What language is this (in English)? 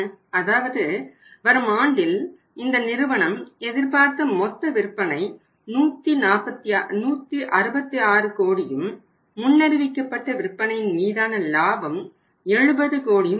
Tamil